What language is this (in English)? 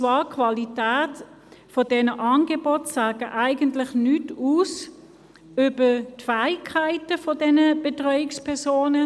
Swiss German